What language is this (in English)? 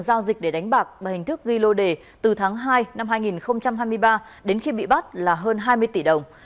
Vietnamese